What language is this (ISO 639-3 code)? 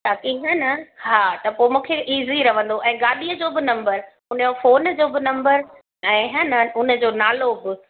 snd